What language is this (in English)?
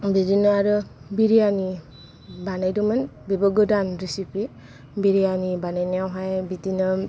Bodo